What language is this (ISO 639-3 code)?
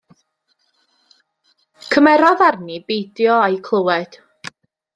cym